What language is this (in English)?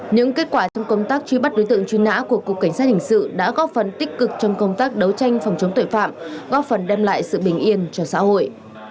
Vietnamese